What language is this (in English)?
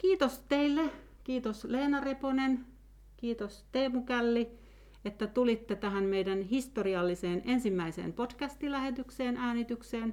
Finnish